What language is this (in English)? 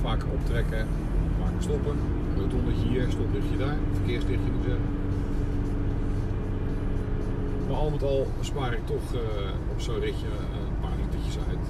Dutch